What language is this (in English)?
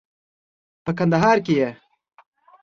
Pashto